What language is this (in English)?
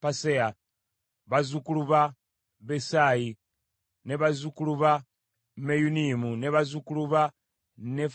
Ganda